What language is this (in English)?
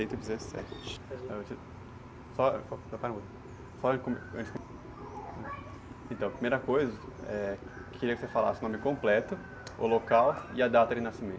Portuguese